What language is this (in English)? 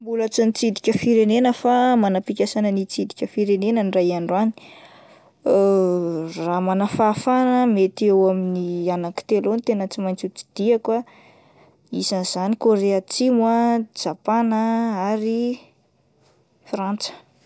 Malagasy